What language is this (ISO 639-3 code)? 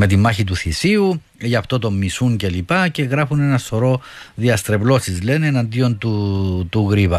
ell